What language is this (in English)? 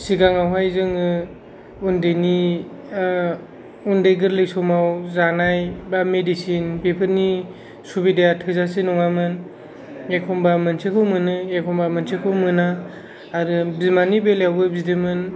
Bodo